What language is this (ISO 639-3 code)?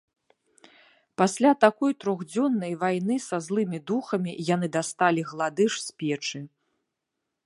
bel